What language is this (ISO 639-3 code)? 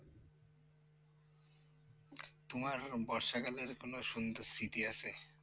ben